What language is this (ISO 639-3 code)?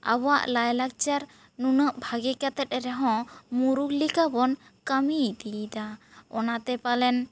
sat